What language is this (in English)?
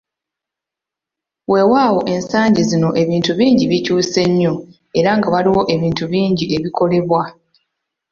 Ganda